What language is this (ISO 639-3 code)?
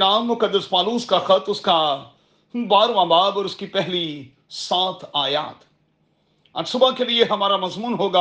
urd